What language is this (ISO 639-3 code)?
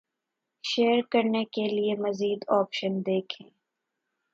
urd